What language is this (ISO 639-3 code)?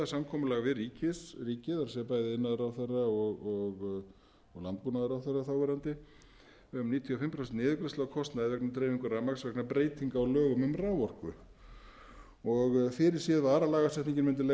isl